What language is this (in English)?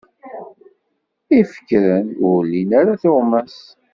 Kabyle